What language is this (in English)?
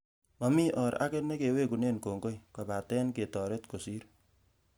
Kalenjin